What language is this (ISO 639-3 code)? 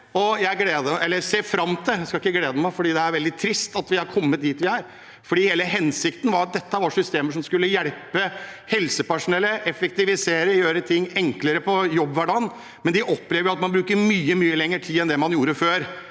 nor